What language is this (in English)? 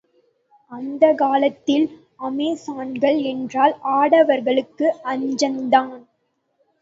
Tamil